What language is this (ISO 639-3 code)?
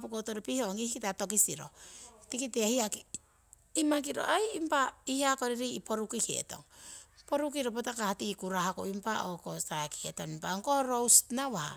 siw